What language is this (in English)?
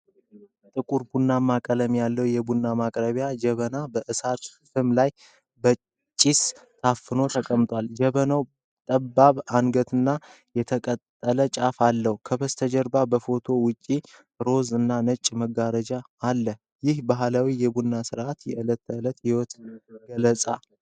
Amharic